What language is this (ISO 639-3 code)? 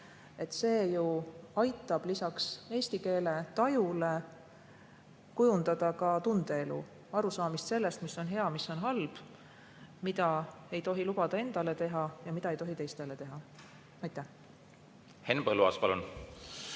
est